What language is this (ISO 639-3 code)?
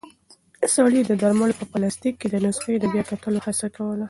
pus